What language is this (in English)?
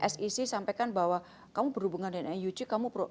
Indonesian